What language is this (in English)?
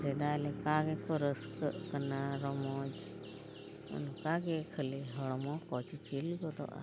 Santali